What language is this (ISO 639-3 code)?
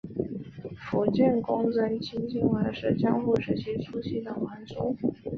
zho